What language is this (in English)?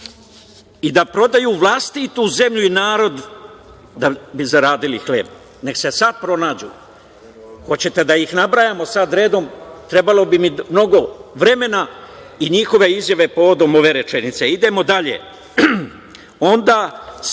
Serbian